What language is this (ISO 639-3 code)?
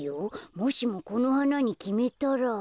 jpn